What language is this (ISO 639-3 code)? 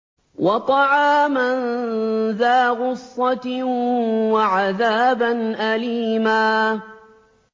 ara